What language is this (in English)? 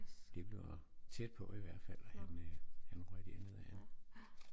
Danish